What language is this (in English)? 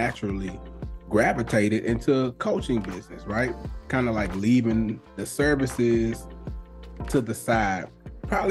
English